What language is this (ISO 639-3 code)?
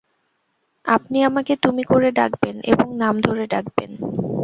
ben